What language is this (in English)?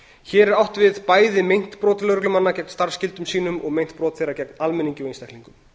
Icelandic